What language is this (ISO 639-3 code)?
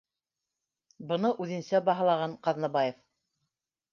bak